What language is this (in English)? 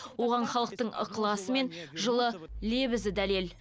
Kazakh